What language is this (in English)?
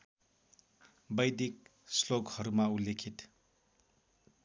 Nepali